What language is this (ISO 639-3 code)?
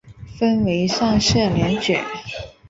zho